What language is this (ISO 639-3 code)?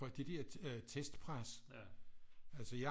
dan